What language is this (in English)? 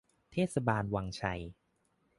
Thai